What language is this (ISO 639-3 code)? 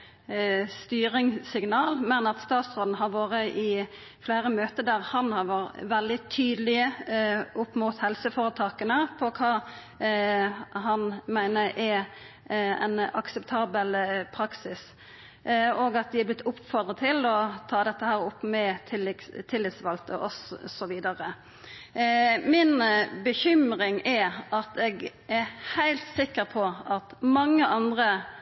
nno